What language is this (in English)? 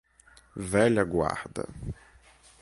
Portuguese